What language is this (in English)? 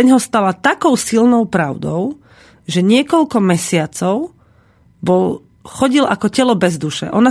Slovak